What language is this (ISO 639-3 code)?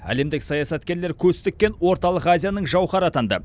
kaz